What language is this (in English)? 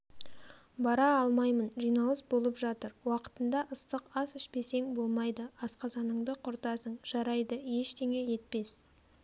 Kazakh